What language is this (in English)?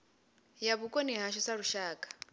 Venda